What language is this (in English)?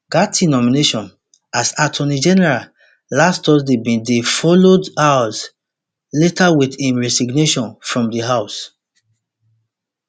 Nigerian Pidgin